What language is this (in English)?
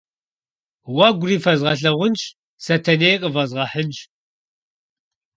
Kabardian